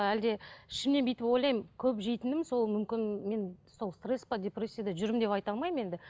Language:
Kazakh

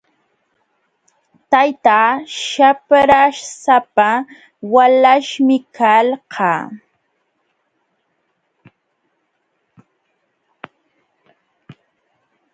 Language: Jauja Wanca Quechua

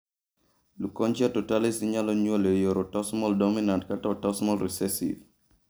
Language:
Luo (Kenya and Tanzania)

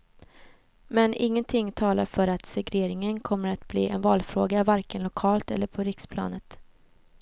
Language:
Swedish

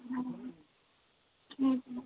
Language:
Punjabi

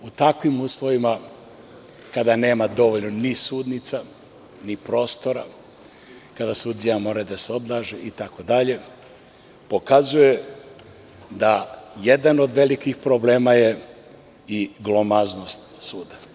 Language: Serbian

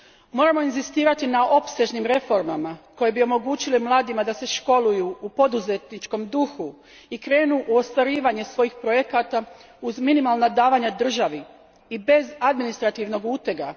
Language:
Croatian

